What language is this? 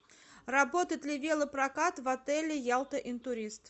Russian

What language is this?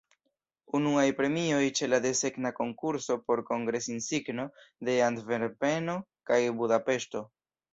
Esperanto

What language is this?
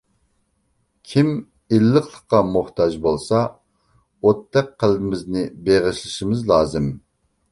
Uyghur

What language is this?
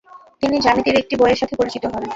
Bangla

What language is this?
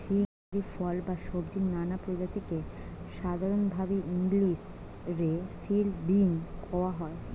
Bangla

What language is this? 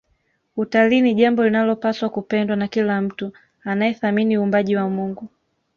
Swahili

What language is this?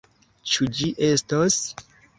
Esperanto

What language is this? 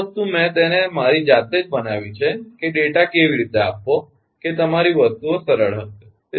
Gujarati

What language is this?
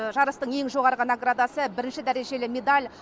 Kazakh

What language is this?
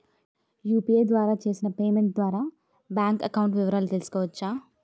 Telugu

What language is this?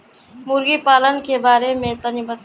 Bhojpuri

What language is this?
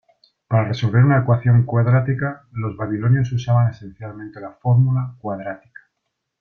Spanish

